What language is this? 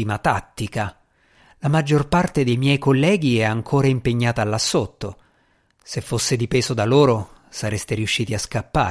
Italian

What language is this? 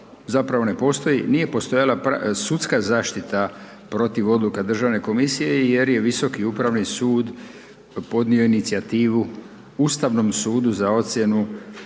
Croatian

